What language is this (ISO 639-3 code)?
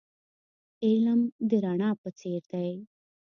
pus